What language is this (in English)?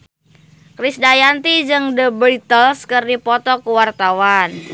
Sundanese